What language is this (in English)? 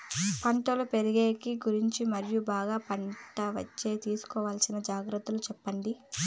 Telugu